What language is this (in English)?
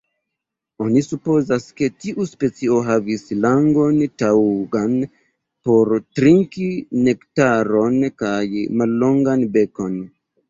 Esperanto